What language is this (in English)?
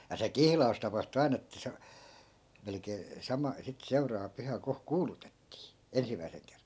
Finnish